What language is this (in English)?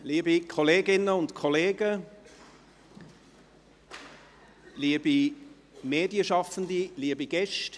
Swiss German